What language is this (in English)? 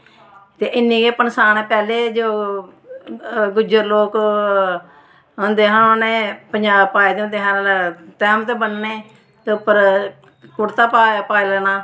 Dogri